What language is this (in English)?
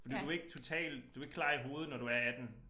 Danish